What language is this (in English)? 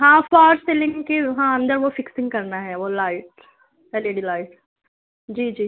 Urdu